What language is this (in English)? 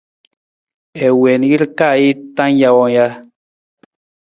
Nawdm